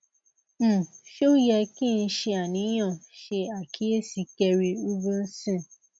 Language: Yoruba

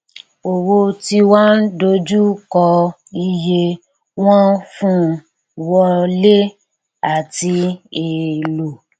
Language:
Yoruba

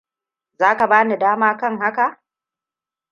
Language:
Hausa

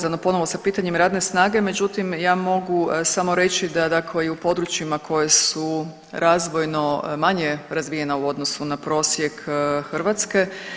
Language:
Croatian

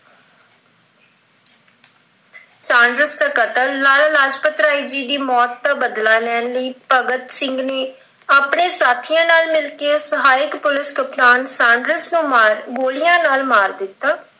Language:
Punjabi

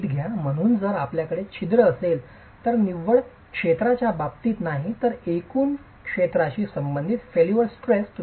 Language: Marathi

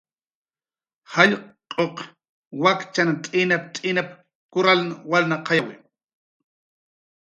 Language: Jaqaru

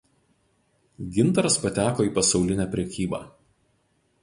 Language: Lithuanian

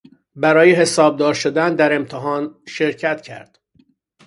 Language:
Persian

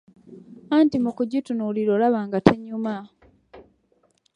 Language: Ganda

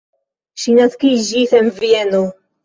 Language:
Esperanto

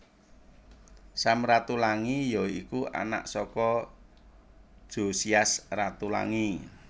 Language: Javanese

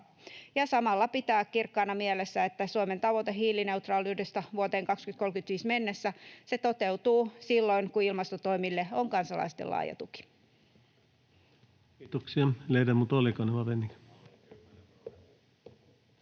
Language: Finnish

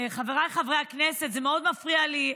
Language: Hebrew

